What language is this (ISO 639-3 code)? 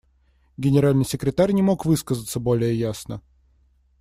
rus